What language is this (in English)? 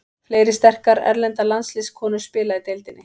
Icelandic